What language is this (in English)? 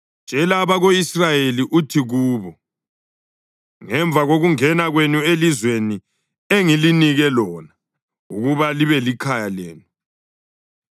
North Ndebele